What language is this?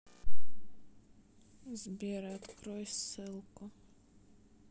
Russian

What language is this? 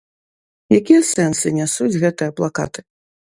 Belarusian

